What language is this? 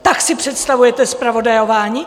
Czech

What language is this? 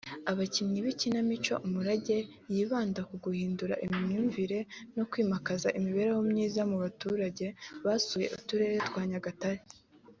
Kinyarwanda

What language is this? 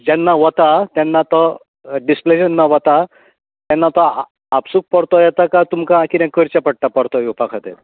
Konkani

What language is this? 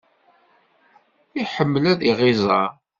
Kabyle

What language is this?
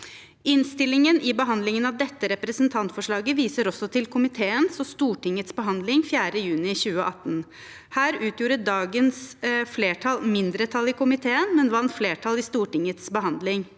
Norwegian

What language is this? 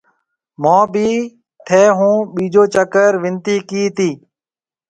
Marwari (Pakistan)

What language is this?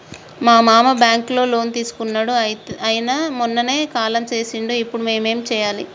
Telugu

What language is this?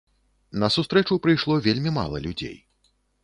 Belarusian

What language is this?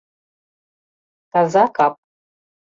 Mari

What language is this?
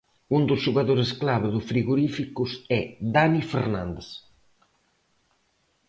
Galician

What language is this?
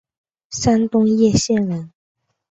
Chinese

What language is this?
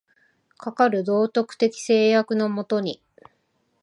Japanese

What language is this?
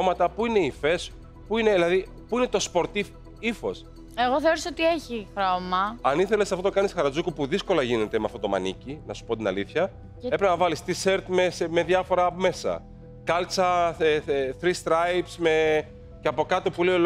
Greek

